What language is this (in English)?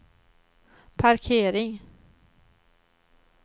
Swedish